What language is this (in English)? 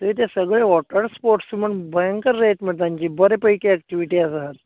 Konkani